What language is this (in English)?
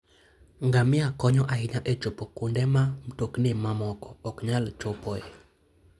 Luo (Kenya and Tanzania)